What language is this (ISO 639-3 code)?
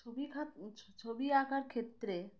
ben